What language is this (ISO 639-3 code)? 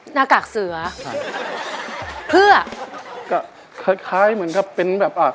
tha